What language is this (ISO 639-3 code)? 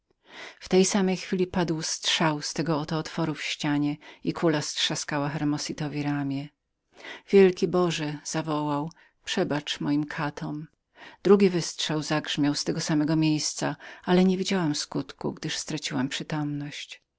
pol